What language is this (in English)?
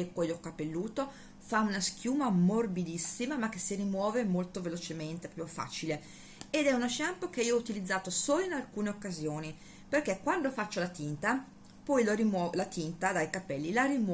Italian